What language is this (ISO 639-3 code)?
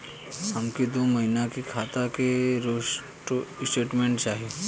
bho